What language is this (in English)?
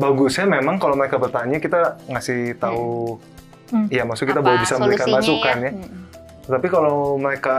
Indonesian